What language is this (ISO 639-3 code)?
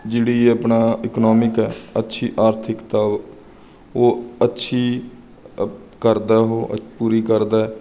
pan